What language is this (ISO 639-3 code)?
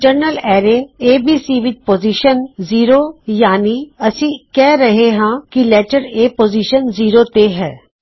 pan